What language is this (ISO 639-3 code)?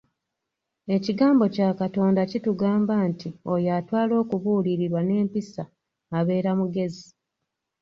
lug